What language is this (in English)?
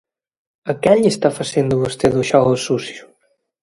Galician